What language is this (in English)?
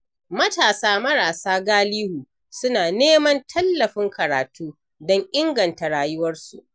Hausa